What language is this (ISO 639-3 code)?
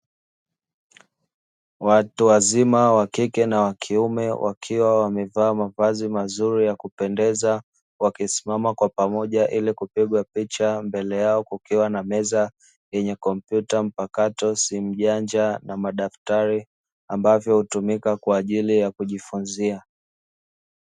swa